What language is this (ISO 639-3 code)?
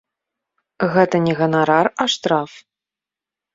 bel